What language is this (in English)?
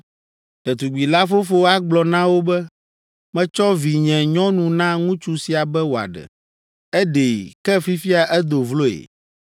Ewe